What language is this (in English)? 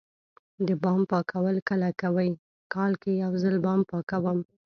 Pashto